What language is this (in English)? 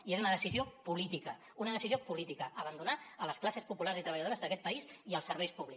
Catalan